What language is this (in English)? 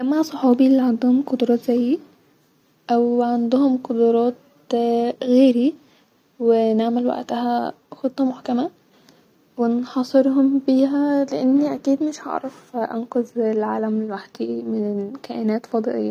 Egyptian Arabic